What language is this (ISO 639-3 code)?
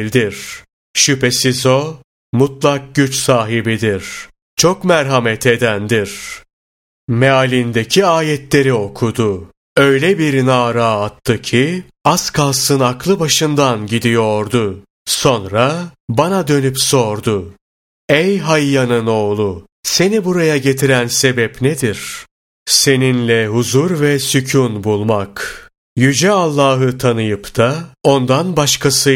tur